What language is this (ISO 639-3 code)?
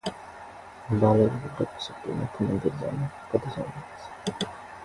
nep